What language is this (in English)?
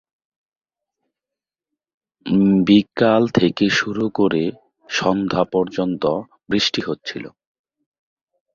Bangla